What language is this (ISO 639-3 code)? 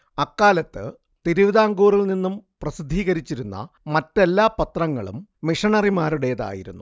mal